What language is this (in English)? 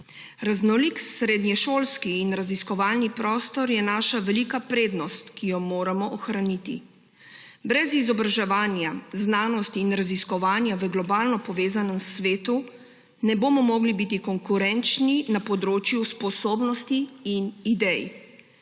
Slovenian